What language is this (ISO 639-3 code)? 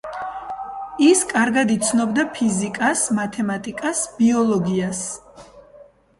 kat